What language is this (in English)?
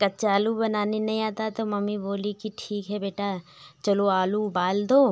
Hindi